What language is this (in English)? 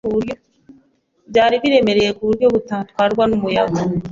Kinyarwanda